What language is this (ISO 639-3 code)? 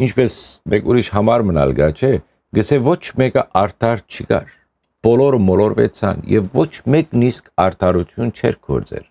tur